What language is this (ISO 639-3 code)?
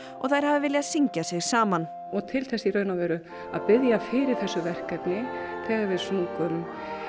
isl